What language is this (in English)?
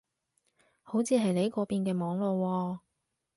Cantonese